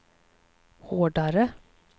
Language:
Swedish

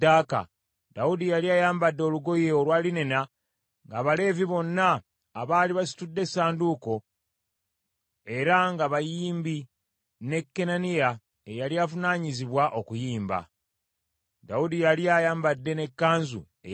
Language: Ganda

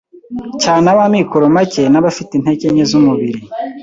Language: Kinyarwanda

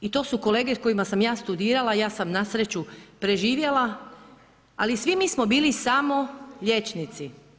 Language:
Croatian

